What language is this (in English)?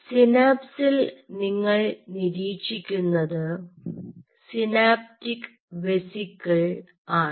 Malayalam